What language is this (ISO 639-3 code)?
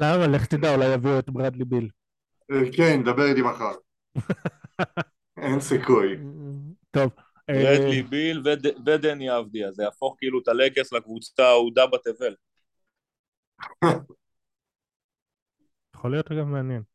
heb